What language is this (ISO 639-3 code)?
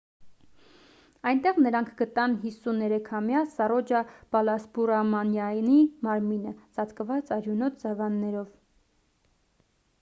hye